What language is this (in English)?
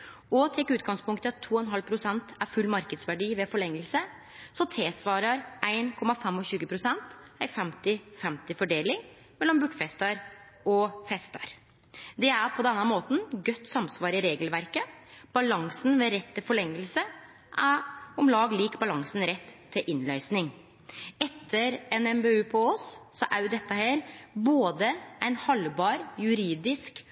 Norwegian Nynorsk